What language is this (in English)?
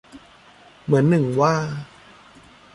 Thai